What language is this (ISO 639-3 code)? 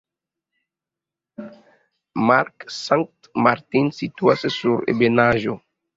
epo